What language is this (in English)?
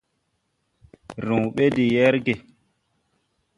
Tupuri